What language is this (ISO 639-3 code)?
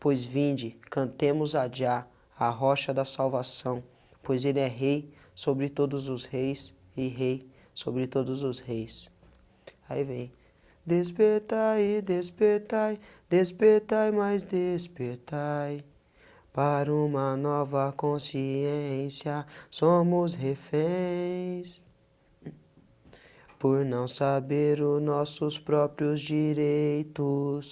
por